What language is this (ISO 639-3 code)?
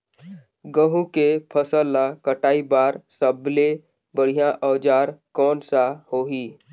hne